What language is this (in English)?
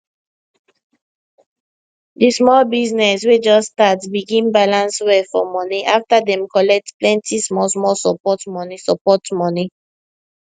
Nigerian Pidgin